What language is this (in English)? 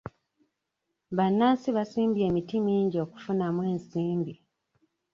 Ganda